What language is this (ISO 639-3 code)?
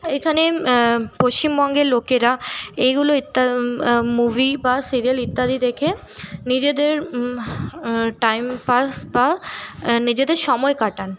ben